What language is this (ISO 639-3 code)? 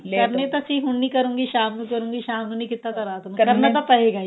pan